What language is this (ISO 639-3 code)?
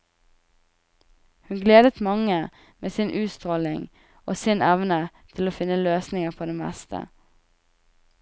nor